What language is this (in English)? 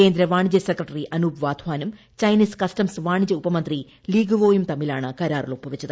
Malayalam